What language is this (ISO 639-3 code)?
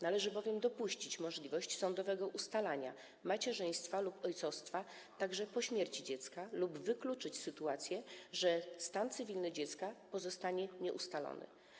pol